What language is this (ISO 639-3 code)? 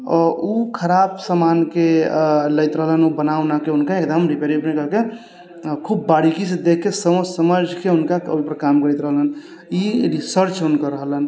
mai